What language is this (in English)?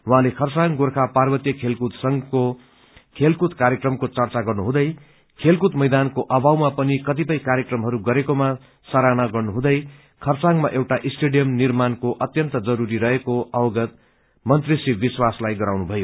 Nepali